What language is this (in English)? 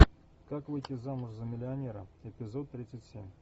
Russian